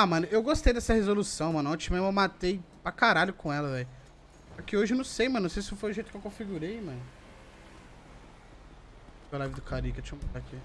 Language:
Portuguese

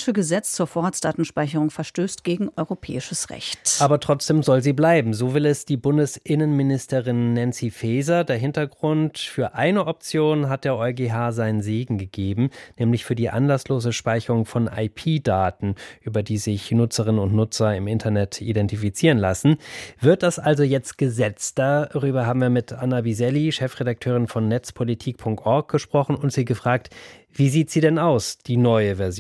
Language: German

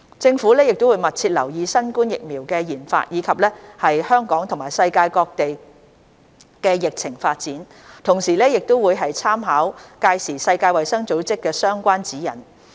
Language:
Cantonese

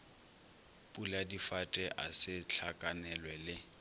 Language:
Northern Sotho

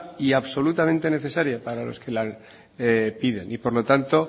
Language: Spanish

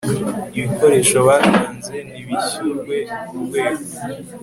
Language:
Kinyarwanda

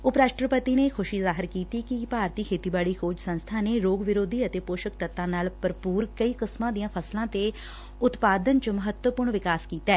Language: Punjabi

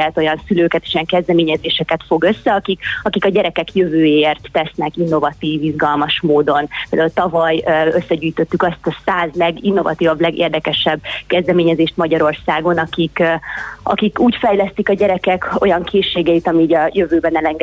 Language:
Hungarian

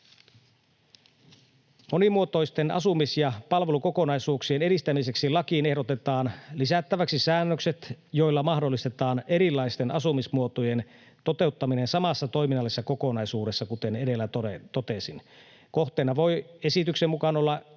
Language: Finnish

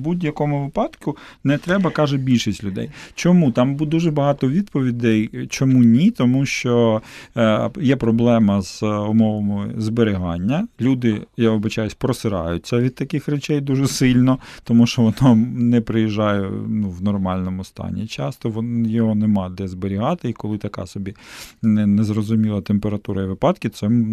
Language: Ukrainian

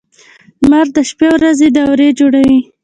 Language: Pashto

